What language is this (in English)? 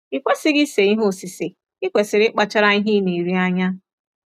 Igbo